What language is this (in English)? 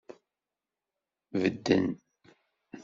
Kabyle